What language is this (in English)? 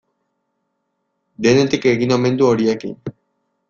Basque